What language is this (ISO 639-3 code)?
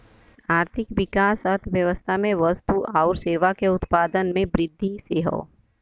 bho